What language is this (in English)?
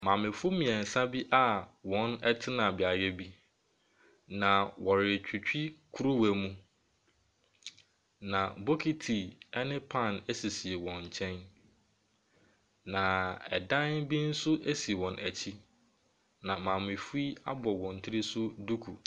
Akan